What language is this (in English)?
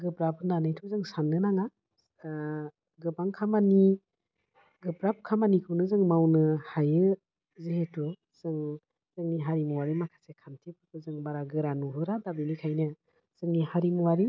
Bodo